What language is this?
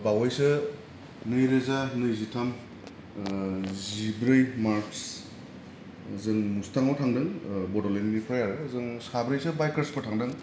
Bodo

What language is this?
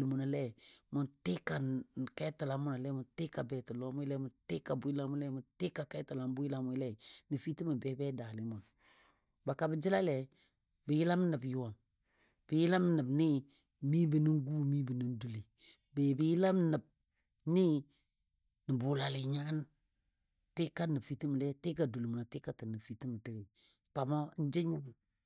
Dadiya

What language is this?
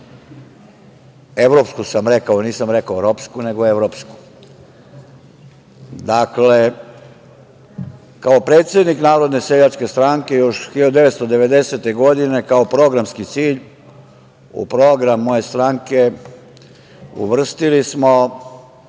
Serbian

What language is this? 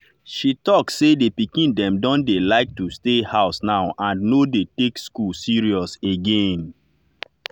Nigerian Pidgin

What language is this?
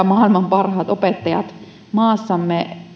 Finnish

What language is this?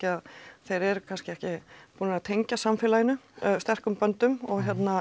Icelandic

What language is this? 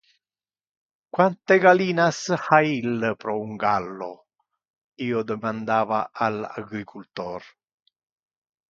Interlingua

